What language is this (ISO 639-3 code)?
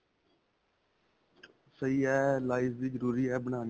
pan